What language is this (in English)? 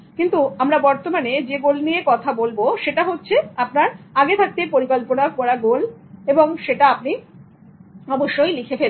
Bangla